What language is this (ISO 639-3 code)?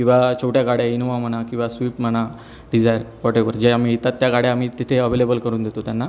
mar